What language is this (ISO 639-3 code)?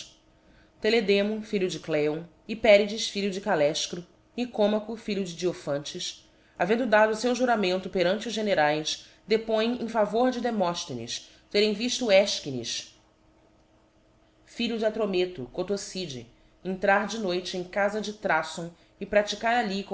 por